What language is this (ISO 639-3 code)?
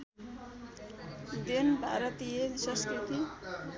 nep